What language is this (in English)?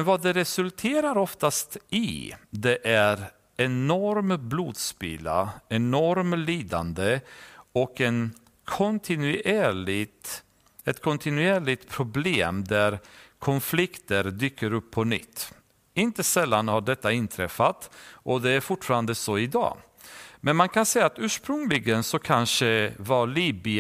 Swedish